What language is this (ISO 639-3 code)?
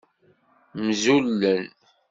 kab